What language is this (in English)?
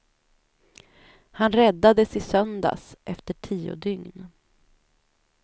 Swedish